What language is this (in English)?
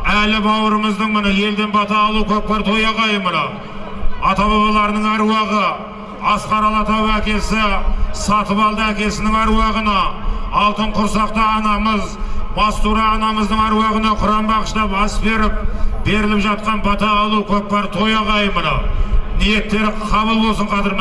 Turkish